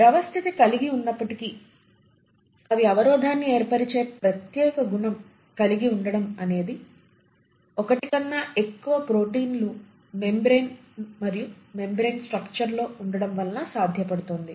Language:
Telugu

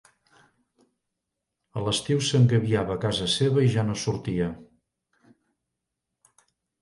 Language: Catalan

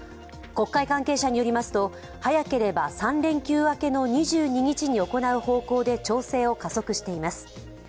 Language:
Japanese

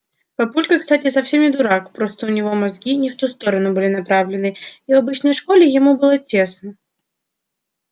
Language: Russian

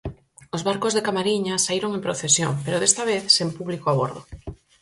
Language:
Galician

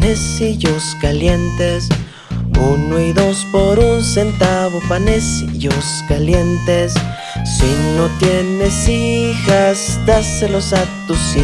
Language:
Spanish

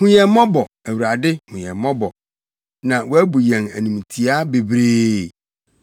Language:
Akan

